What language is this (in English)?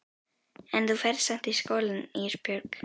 Icelandic